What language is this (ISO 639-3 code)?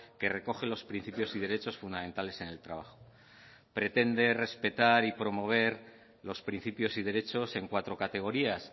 spa